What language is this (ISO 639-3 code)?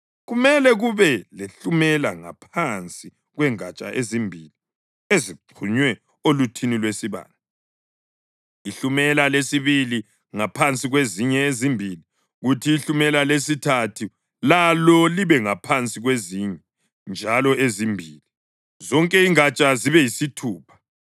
nde